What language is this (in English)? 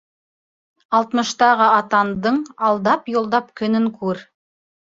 Bashkir